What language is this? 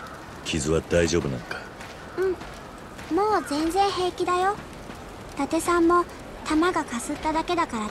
Japanese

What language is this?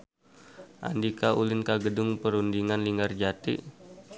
Sundanese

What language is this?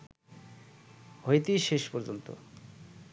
Bangla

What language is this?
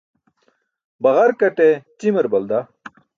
Burushaski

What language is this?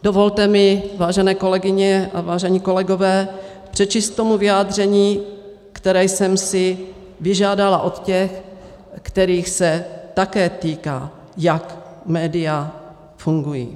Czech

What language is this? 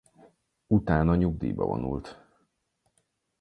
Hungarian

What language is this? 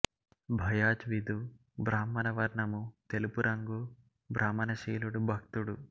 Telugu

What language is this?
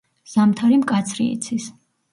Georgian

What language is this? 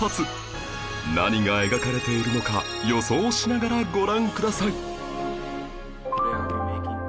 Japanese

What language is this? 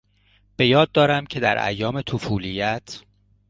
Persian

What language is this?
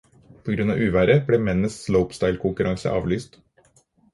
Norwegian Bokmål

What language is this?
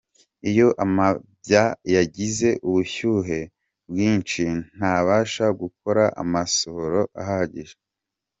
Kinyarwanda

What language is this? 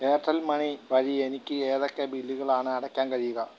Malayalam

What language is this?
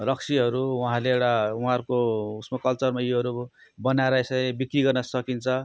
Nepali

